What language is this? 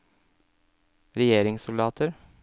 Norwegian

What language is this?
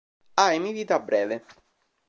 Italian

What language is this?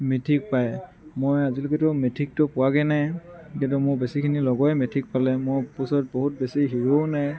Assamese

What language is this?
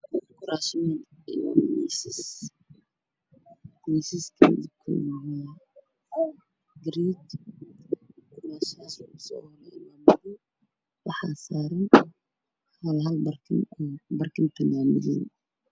Somali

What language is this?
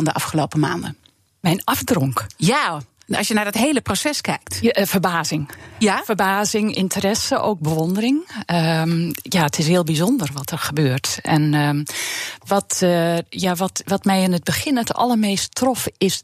Dutch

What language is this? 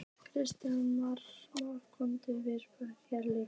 Icelandic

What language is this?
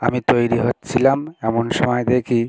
Bangla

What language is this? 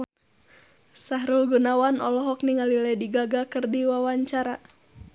Sundanese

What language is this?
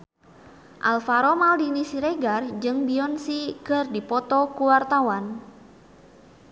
Sundanese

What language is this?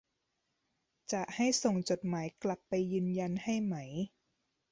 Thai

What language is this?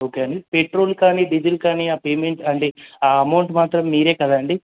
Telugu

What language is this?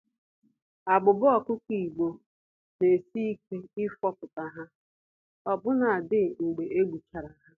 Igbo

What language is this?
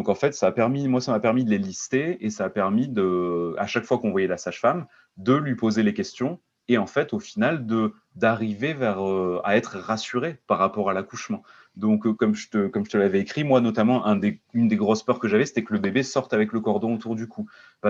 French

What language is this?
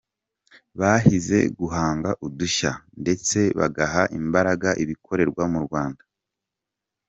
Kinyarwanda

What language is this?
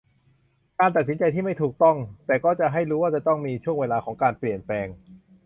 Thai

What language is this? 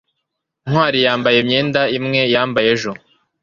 Kinyarwanda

